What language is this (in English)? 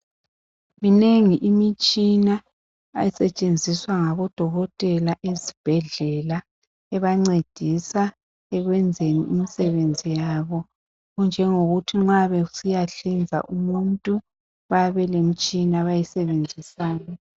North Ndebele